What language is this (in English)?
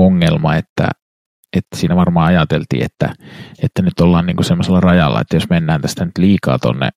Finnish